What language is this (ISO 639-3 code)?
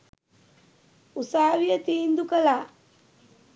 sin